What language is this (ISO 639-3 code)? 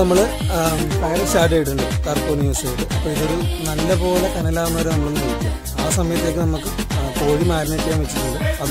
spa